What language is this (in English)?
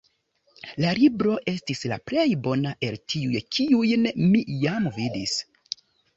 Esperanto